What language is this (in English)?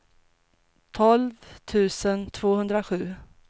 Swedish